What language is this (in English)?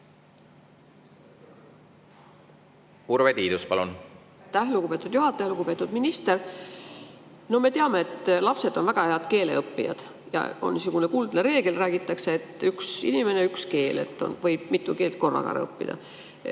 Estonian